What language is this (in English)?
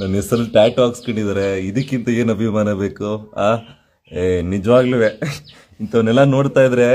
Kannada